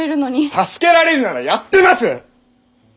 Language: Japanese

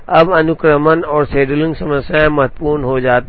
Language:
Hindi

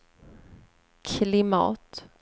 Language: Swedish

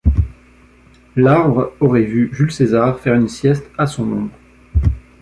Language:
French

